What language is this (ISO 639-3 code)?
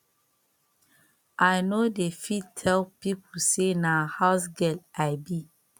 pcm